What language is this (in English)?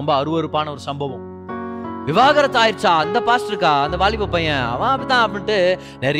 Tamil